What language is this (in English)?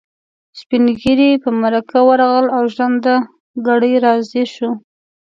Pashto